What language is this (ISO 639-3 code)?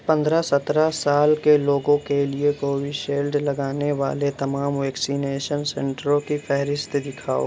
urd